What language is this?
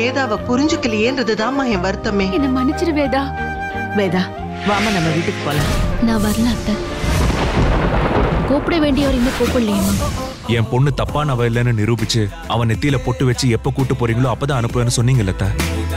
Tamil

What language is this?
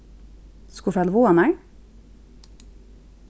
Faroese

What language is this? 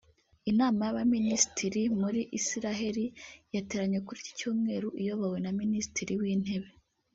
Kinyarwanda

